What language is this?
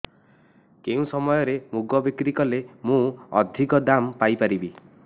Odia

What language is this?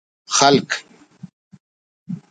Brahui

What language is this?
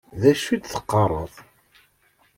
Kabyle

